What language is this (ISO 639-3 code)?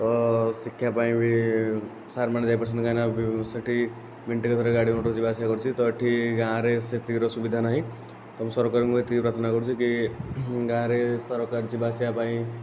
ori